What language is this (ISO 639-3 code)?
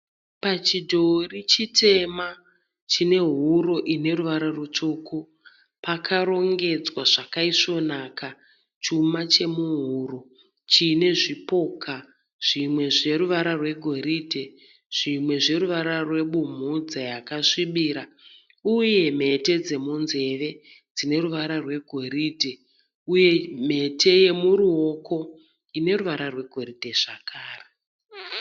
sna